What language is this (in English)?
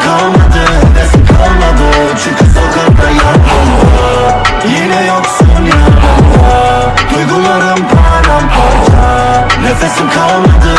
Turkish